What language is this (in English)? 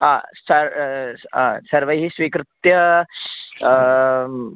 Sanskrit